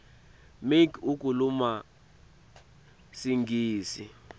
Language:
Swati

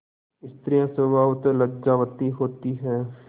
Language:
Hindi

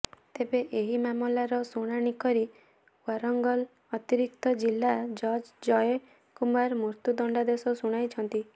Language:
Odia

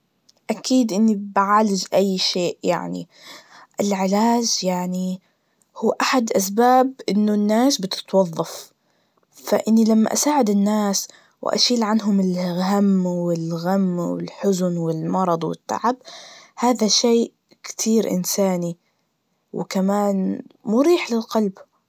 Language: Najdi Arabic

